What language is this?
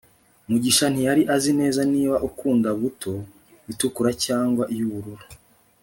Kinyarwanda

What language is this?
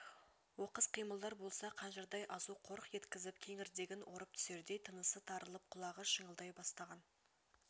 Kazakh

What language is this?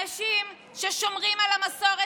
Hebrew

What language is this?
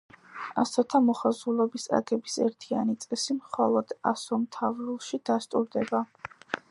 Georgian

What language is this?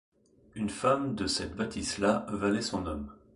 French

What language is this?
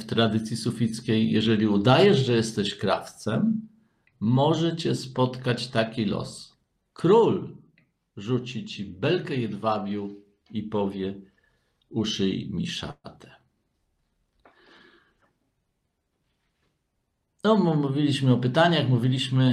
Polish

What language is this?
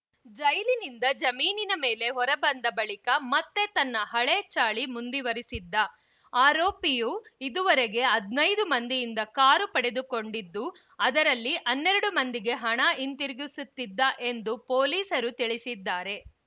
Kannada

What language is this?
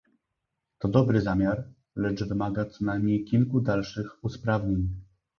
Polish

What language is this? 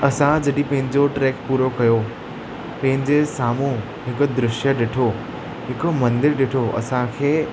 Sindhi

